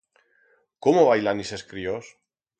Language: Aragonese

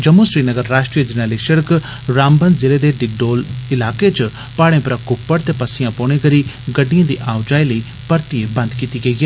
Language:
Dogri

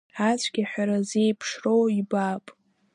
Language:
Abkhazian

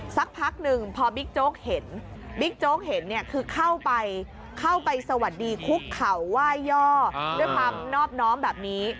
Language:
Thai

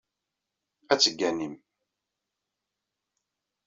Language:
Kabyle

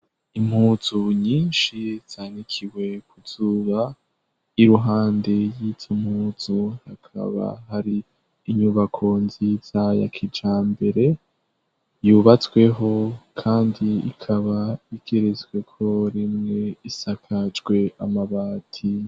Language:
Rundi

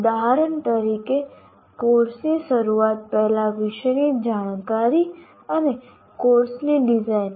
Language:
Gujarati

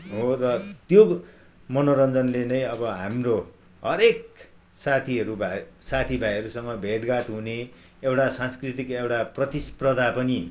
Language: Nepali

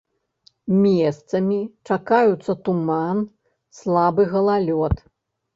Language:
Belarusian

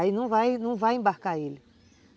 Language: Portuguese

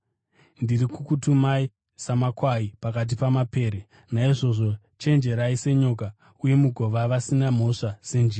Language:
Shona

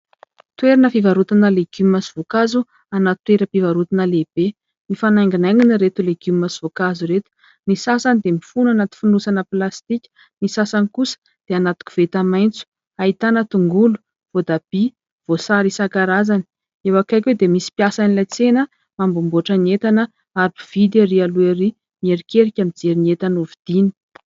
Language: Malagasy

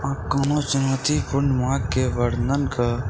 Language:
Maithili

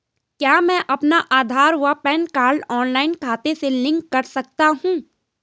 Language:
Hindi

